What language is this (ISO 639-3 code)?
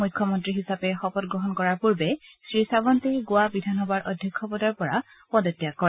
asm